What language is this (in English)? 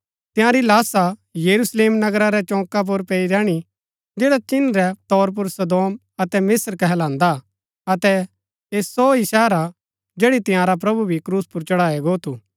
Gaddi